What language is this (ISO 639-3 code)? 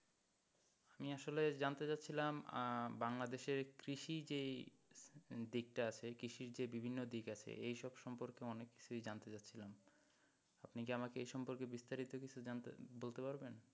ben